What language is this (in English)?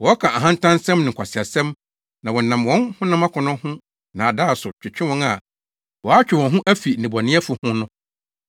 Akan